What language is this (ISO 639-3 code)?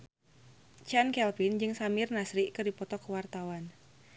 sun